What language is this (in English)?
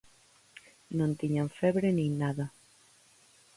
Galician